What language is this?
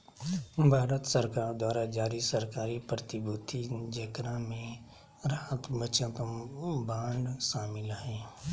Magahi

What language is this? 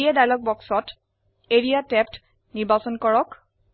Assamese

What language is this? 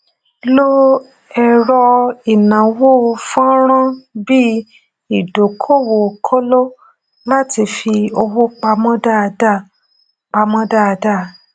Yoruba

